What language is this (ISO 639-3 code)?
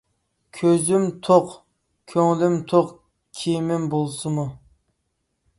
uig